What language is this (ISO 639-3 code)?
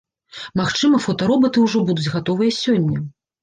bel